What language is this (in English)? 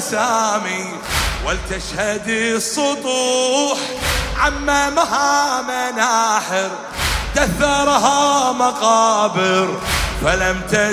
Arabic